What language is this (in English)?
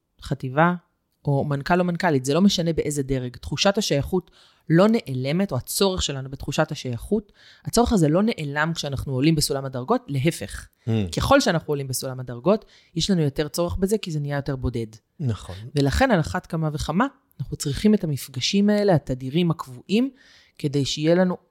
Hebrew